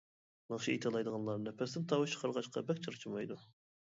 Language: Uyghur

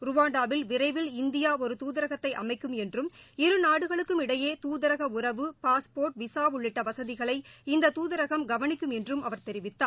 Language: Tamil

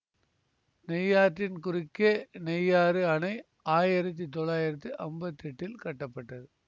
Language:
Tamil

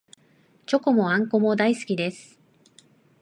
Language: Japanese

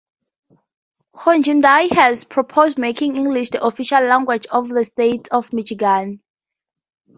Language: English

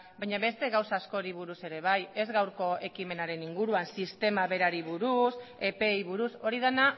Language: Basque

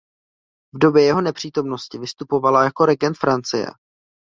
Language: Czech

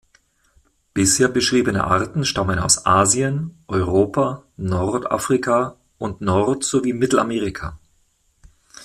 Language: German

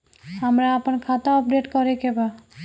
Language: Bhojpuri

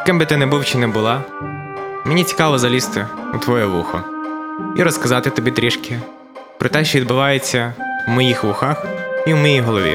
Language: Ukrainian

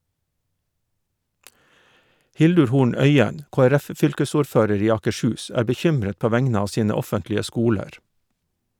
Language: Norwegian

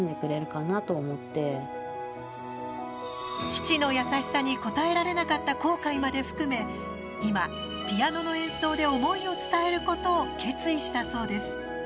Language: Japanese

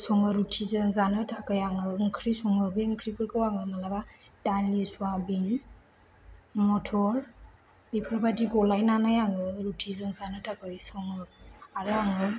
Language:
Bodo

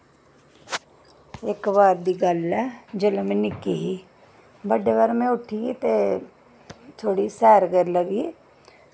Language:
Dogri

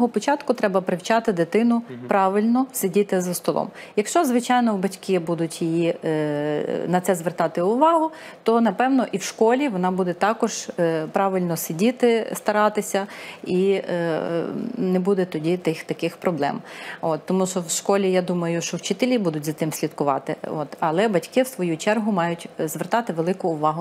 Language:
Ukrainian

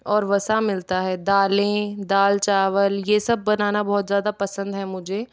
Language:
Hindi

